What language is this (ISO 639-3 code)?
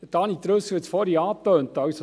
gsw